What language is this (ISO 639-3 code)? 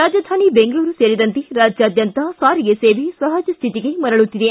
kan